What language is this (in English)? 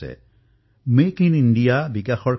Assamese